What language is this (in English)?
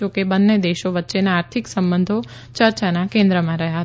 Gujarati